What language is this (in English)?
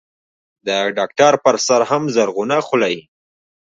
Pashto